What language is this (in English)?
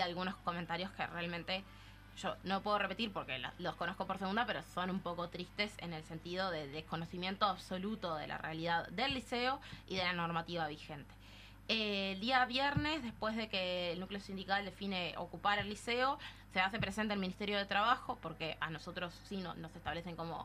Spanish